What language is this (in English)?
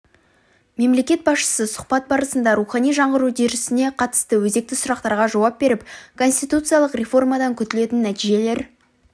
Kazakh